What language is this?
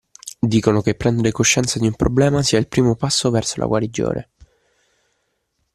Italian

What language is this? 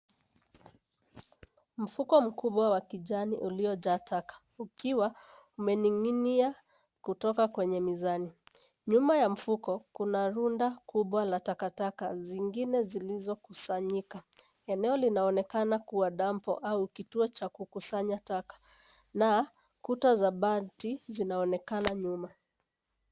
Swahili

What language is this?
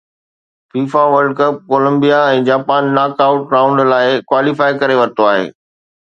Sindhi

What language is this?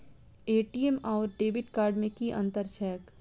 Maithili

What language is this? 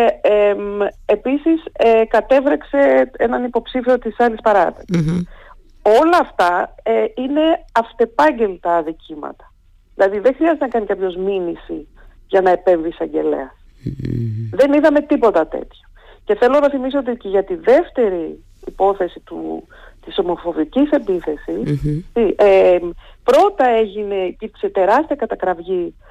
Greek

